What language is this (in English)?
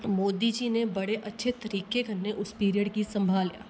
Dogri